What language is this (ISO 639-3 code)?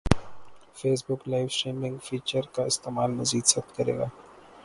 urd